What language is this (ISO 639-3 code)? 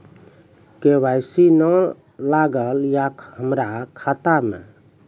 mai